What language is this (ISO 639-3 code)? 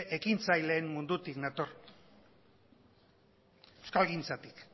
eus